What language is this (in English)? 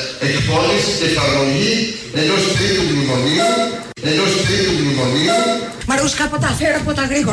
Greek